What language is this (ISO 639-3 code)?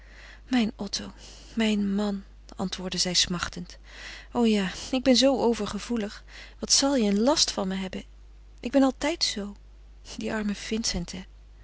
nld